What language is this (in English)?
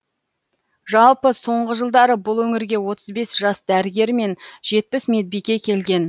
Kazakh